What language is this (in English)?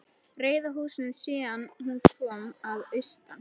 Icelandic